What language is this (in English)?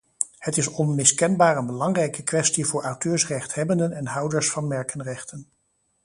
Dutch